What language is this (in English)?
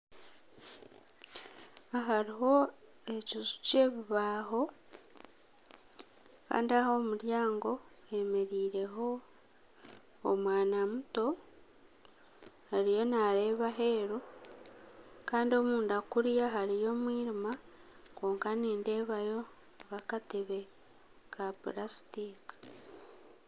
Nyankole